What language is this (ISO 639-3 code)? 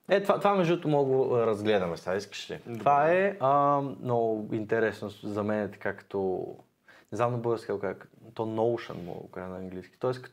bul